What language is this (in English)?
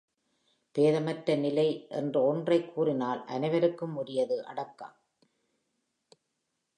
Tamil